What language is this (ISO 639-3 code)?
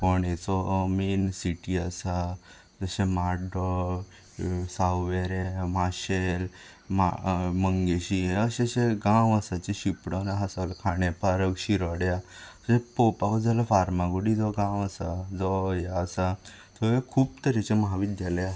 kok